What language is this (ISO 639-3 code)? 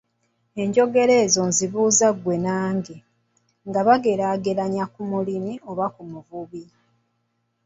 lug